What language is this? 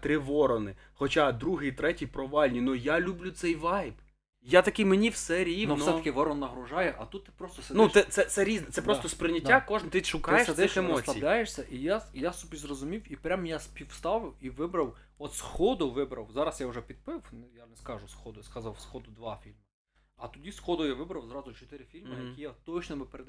Ukrainian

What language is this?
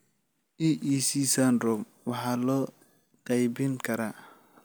Somali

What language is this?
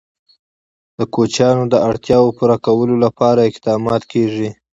Pashto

